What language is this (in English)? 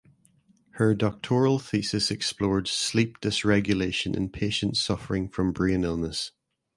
English